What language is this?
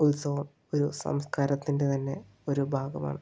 Malayalam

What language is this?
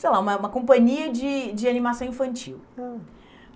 Portuguese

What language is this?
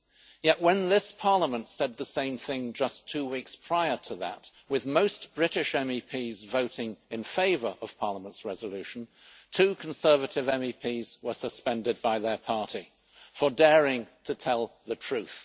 English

